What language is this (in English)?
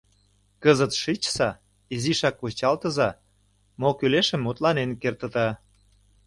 Mari